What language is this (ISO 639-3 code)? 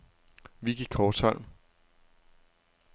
dan